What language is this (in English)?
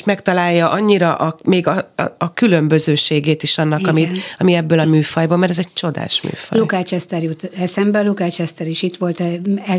Hungarian